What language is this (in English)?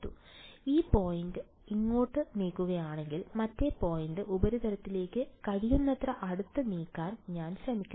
Malayalam